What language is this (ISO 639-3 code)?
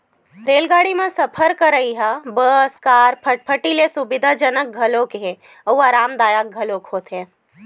hne